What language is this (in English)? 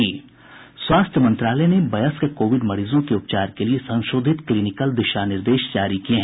Hindi